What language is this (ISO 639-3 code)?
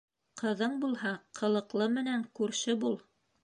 bak